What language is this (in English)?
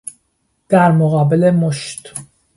Persian